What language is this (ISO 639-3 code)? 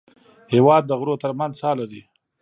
pus